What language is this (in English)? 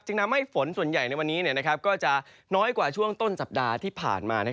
Thai